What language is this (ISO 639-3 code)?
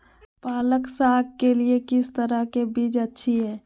mag